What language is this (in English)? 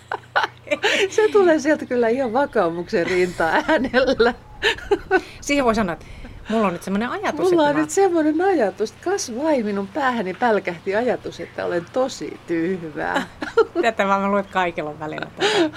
Finnish